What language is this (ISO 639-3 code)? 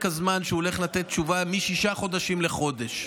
heb